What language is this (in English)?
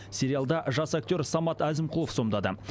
Kazakh